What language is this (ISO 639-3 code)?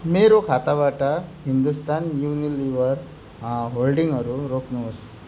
nep